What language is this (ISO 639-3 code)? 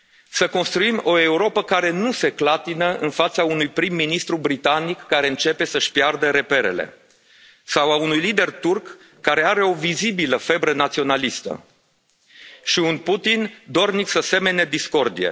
ron